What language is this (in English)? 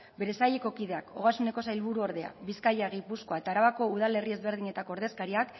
Basque